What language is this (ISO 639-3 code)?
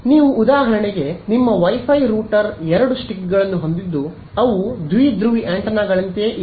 kan